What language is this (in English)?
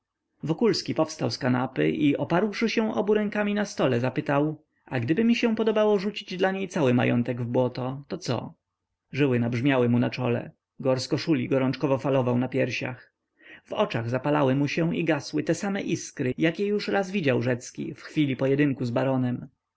Polish